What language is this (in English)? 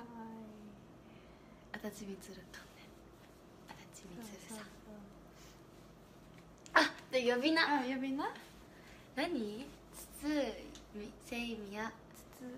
Japanese